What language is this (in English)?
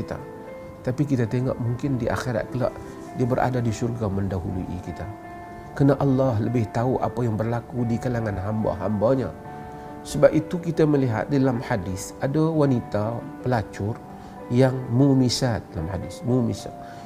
Malay